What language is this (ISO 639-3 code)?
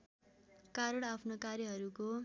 nep